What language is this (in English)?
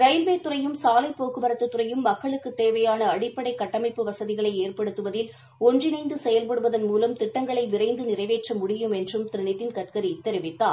Tamil